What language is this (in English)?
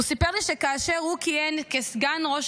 Hebrew